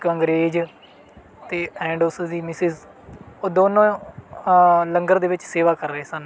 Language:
Punjabi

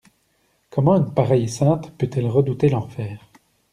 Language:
French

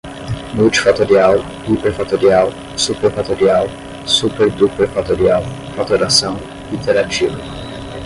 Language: Portuguese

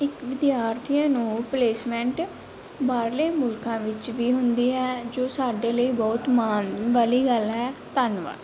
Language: Punjabi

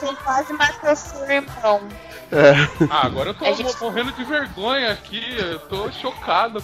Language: Portuguese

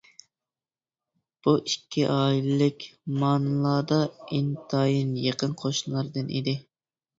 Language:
Uyghur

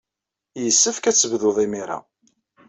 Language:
Kabyle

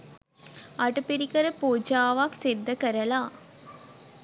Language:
Sinhala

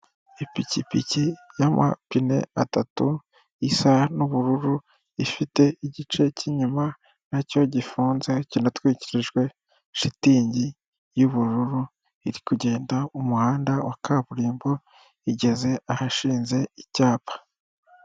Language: Kinyarwanda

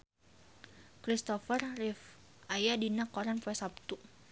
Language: Sundanese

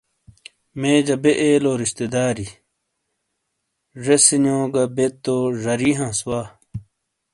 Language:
Shina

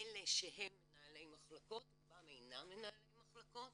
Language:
Hebrew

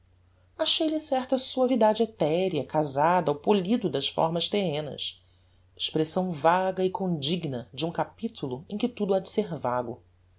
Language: Portuguese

